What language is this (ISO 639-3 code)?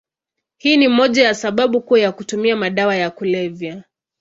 swa